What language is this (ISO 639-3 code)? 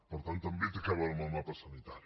cat